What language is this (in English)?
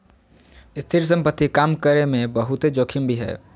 Magahi